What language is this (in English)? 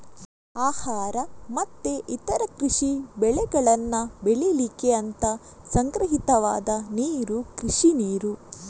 Kannada